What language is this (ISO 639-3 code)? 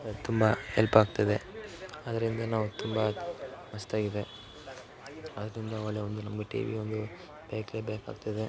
kan